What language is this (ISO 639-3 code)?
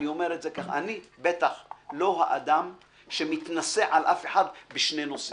heb